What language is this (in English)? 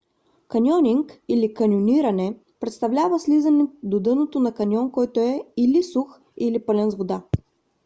Bulgarian